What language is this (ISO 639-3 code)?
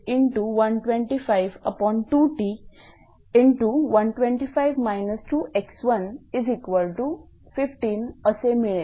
mar